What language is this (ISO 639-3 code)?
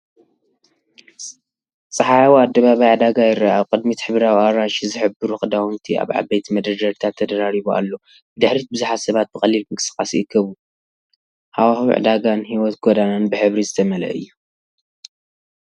tir